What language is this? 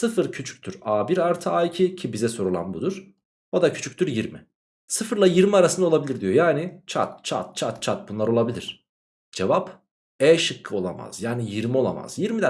Turkish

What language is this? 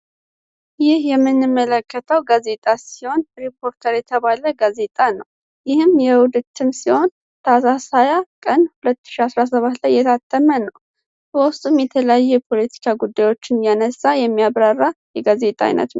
Amharic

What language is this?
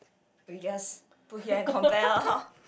English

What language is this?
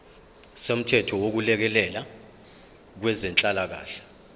Zulu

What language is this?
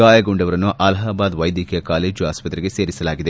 Kannada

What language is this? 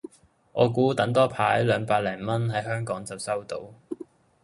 Cantonese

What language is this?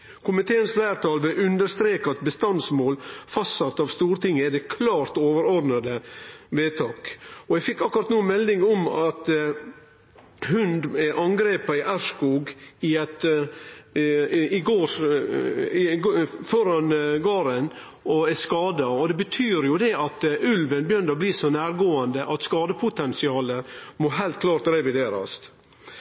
Norwegian Nynorsk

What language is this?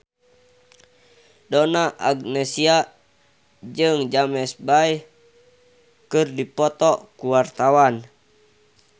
Sundanese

